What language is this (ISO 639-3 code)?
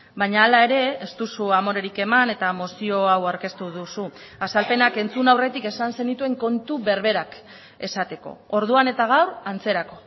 eus